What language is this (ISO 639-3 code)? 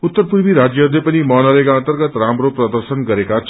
nep